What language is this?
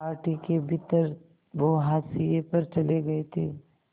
Hindi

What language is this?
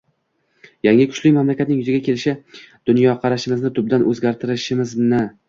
Uzbek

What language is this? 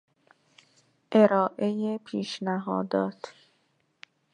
Persian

